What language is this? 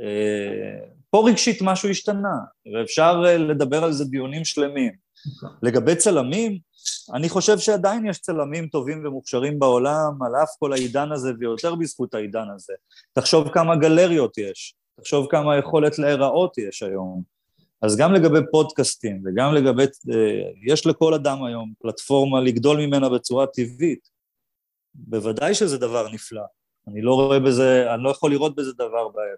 Hebrew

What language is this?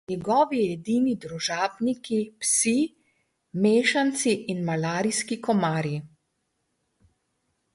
Slovenian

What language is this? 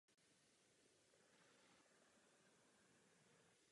Czech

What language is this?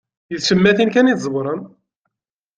Kabyle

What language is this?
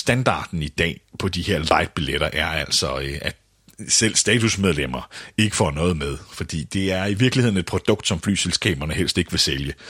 Danish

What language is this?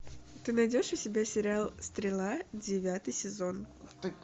Russian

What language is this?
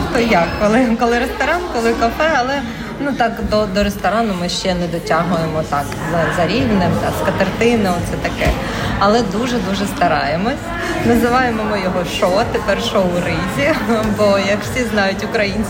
Ukrainian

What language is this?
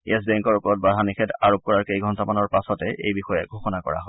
Assamese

